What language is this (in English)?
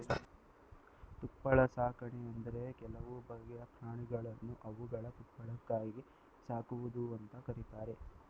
Kannada